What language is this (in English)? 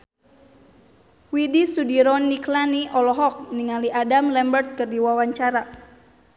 Sundanese